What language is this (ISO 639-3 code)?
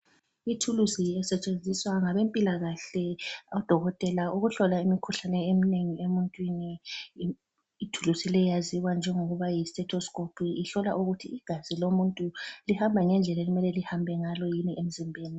nde